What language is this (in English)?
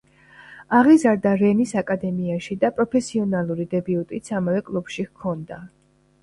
Georgian